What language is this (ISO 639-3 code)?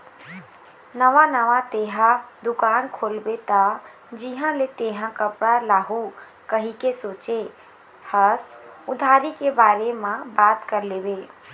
hne